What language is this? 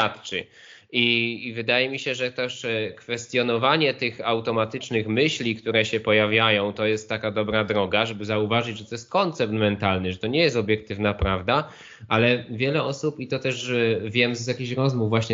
Polish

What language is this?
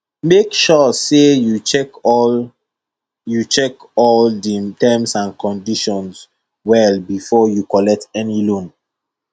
Nigerian Pidgin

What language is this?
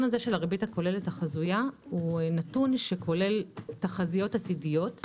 Hebrew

